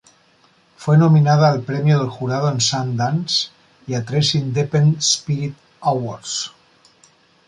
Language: Spanish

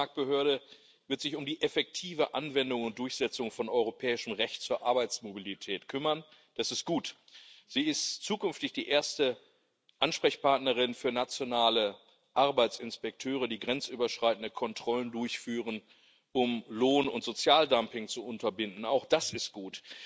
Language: German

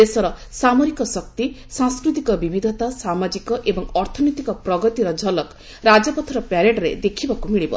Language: Odia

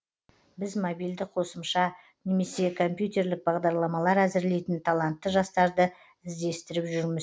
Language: Kazakh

